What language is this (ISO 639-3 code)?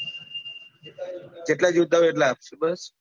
guj